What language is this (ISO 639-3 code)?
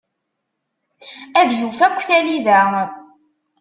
kab